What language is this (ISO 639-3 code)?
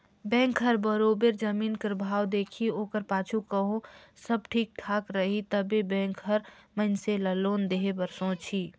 hne